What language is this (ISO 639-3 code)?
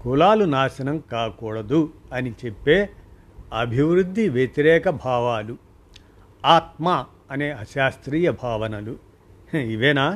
tel